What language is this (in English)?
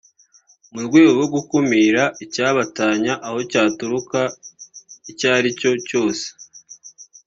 Kinyarwanda